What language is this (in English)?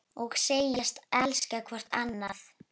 Icelandic